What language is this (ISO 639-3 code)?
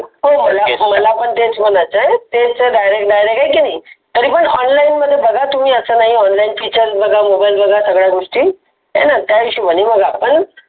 mar